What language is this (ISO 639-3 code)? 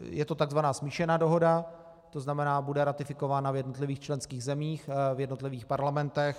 ces